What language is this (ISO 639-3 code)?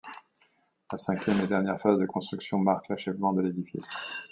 fra